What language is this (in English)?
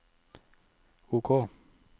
Norwegian